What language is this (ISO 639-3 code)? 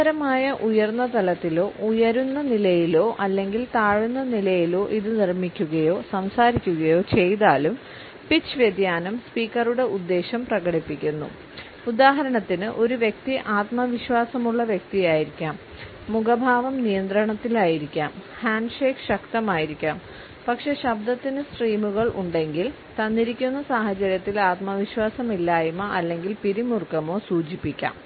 mal